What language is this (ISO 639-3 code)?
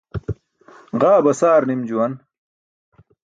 bsk